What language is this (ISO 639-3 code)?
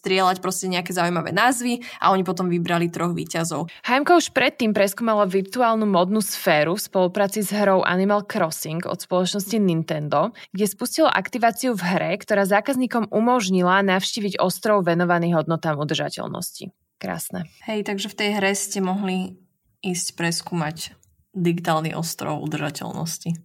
slk